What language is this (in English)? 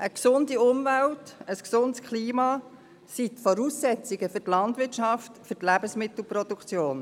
Swiss German